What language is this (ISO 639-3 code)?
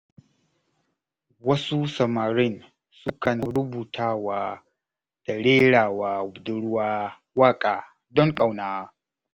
hau